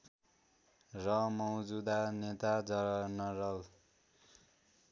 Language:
Nepali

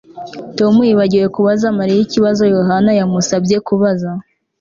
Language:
Kinyarwanda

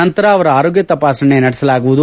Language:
Kannada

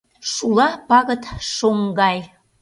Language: Mari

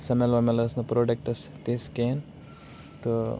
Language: Kashmiri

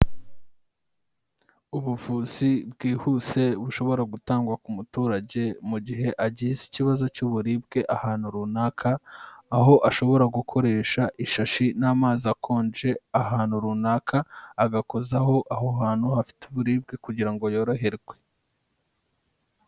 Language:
Kinyarwanda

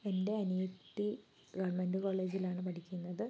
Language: Malayalam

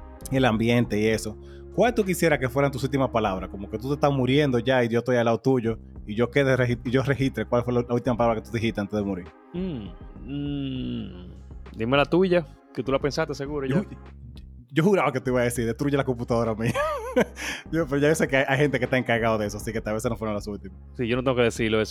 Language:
Spanish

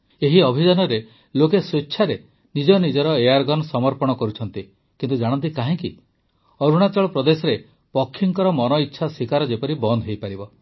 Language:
Odia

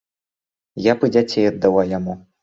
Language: Belarusian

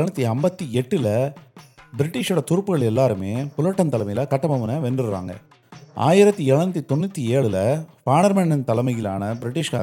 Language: Tamil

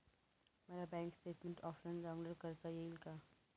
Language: Marathi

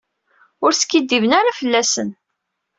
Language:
Kabyle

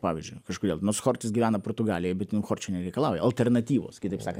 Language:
Lithuanian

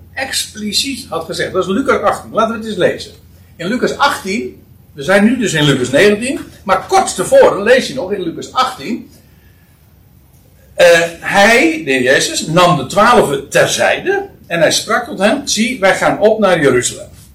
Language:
Dutch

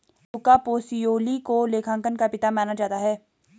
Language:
Hindi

